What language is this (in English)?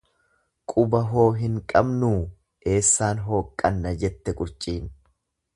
Oromo